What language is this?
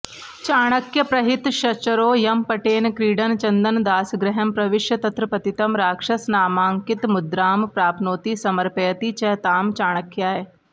Sanskrit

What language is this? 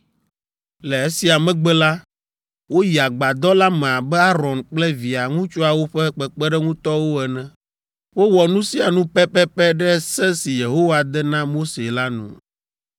Ewe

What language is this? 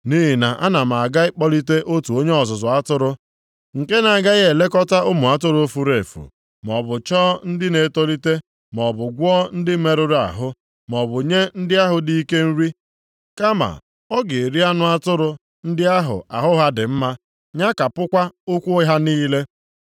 Igbo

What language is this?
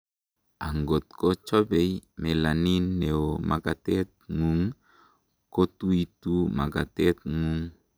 Kalenjin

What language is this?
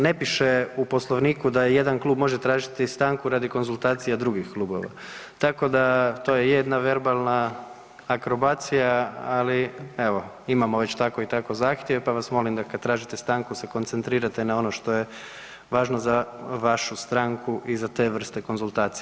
Croatian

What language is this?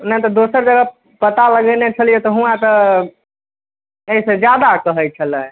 Maithili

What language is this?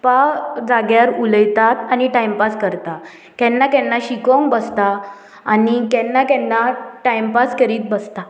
Konkani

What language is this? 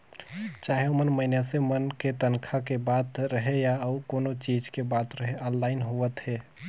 Chhattisgarhi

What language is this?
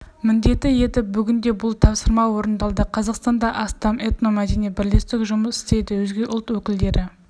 Kazakh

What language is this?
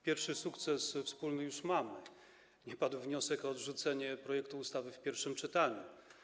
Polish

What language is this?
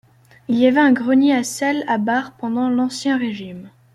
French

